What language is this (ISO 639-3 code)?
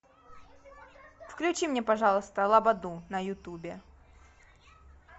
rus